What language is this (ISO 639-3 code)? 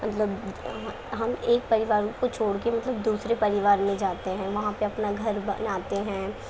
urd